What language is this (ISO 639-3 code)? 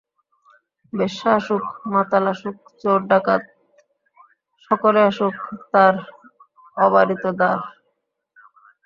ben